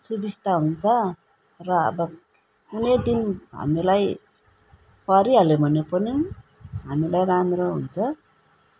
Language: Nepali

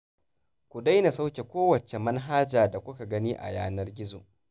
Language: Hausa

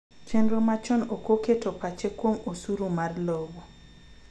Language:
Luo (Kenya and Tanzania)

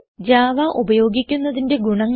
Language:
Malayalam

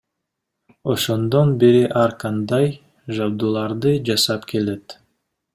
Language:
Kyrgyz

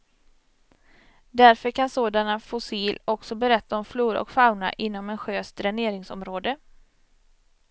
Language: Swedish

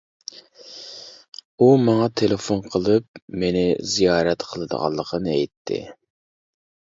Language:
Uyghur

